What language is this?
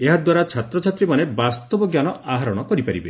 Odia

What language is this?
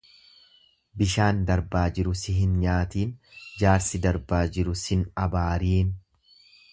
Oromo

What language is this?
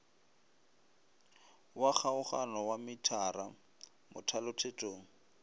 Northern Sotho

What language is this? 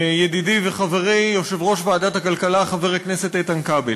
Hebrew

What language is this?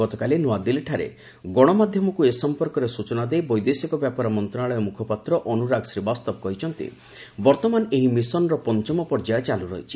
Odia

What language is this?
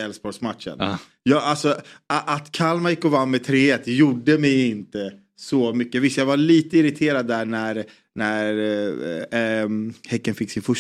Swedish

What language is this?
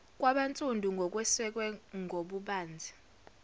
Zulu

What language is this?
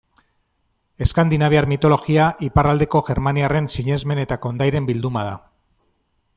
Basque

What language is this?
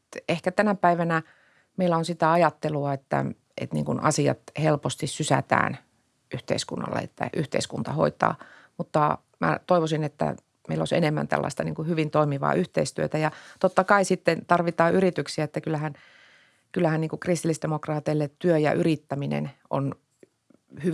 Finnish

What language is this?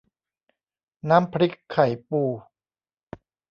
Thai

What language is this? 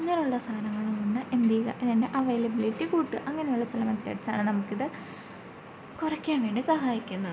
Malayalam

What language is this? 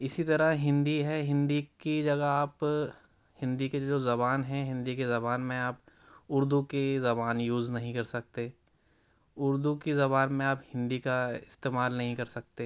Urdu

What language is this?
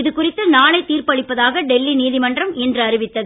Tamil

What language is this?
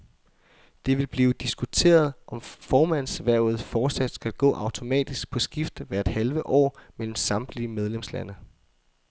Danish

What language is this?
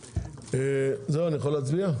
Hebrew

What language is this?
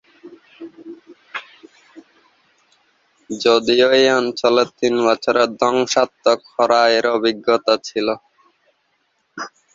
Bangla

